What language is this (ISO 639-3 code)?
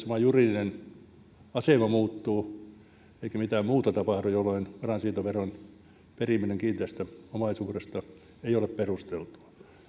fin